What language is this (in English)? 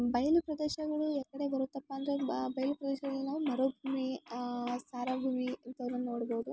Kannada